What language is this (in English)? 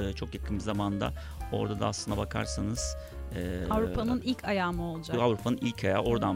Turkish